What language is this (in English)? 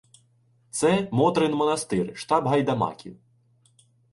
Ukrainian